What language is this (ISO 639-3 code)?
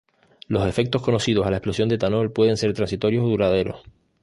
spa